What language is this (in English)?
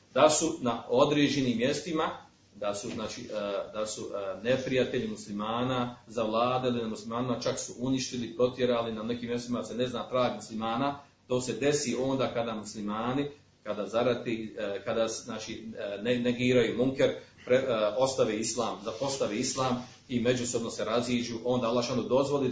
Croatian